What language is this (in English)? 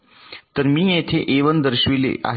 Marathi